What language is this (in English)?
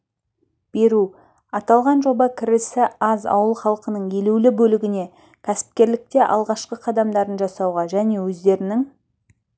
Kazakh